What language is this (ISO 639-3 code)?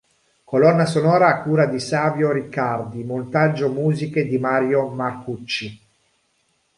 ita